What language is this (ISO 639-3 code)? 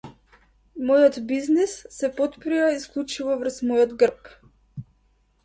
mkd